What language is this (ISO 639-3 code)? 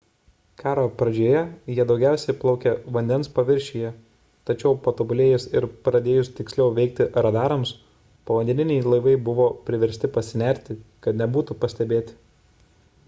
lit